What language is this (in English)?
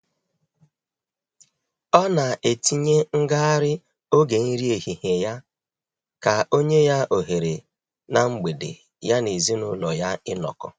Igbo